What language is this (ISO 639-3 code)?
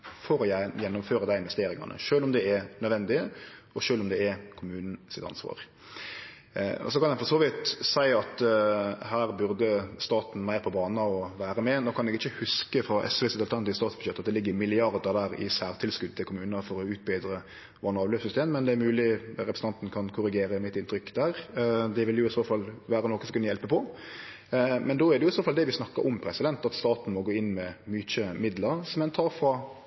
nno